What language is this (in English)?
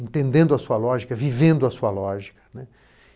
Portuguese